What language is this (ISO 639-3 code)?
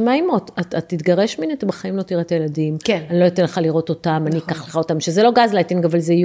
heb